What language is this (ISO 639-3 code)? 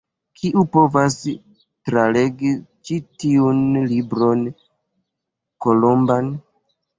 epo